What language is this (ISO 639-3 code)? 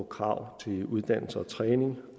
dan